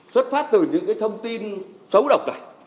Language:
Vietnamese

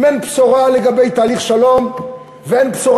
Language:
Hebrew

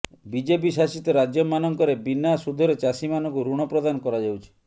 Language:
Odia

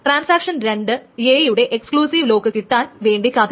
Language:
Malayalam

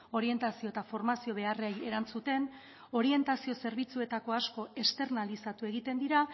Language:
Basque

